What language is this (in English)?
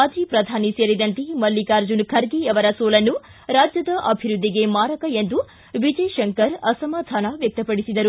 Kannada